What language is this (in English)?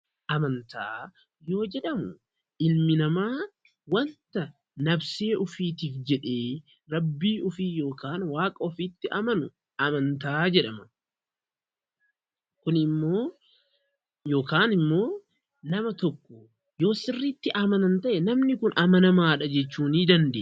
Oromo